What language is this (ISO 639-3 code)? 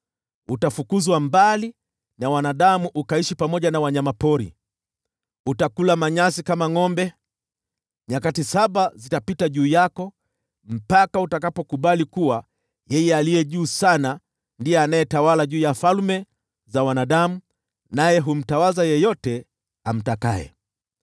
swa